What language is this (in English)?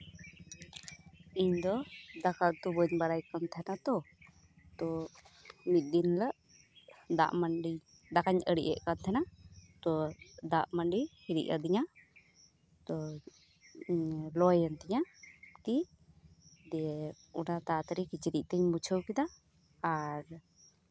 Santali